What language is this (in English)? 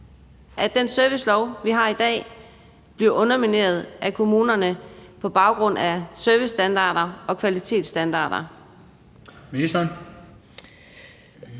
Danish